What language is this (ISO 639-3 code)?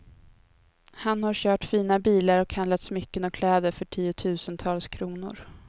swe